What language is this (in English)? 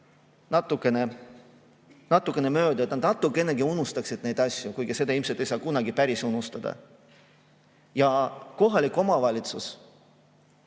Estonian